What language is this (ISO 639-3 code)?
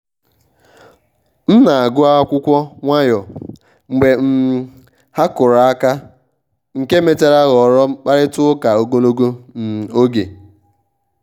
ibo